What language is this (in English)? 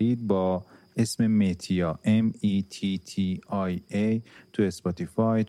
Persian